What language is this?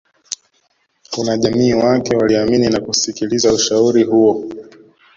Swahili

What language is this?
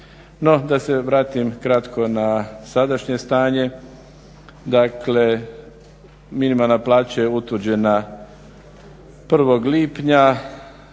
Croatian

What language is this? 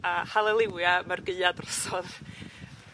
Welsh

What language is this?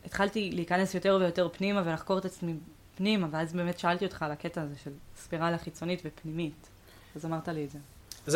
Hebrew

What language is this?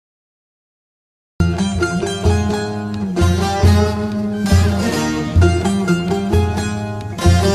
Turkish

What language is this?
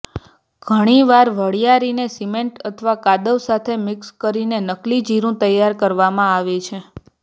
Gujarati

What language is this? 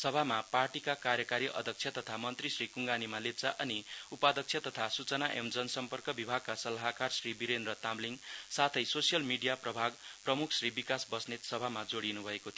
Nepali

